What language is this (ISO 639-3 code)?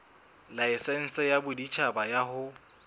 sot